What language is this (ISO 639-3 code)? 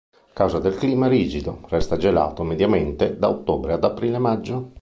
ita